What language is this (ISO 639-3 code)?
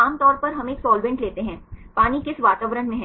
hin